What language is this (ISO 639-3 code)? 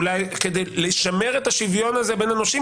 heb